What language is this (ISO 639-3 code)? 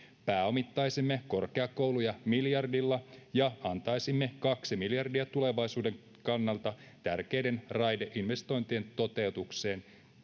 fin